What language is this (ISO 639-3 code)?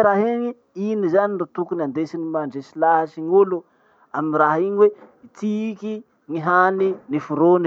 msh